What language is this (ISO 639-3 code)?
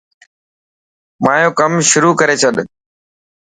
mki